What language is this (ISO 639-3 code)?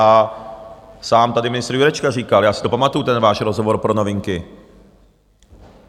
ces